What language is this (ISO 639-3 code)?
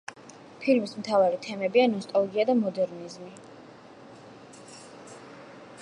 kat